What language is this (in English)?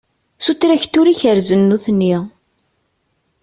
Kabyle